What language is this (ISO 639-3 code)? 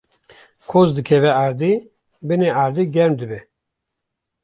kur